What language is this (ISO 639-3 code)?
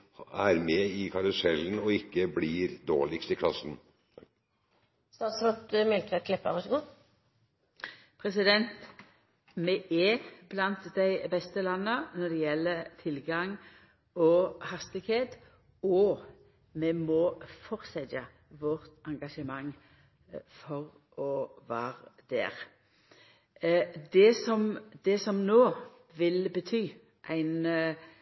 nor